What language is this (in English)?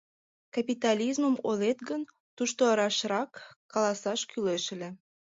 Mari